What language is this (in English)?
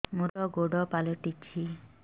Odia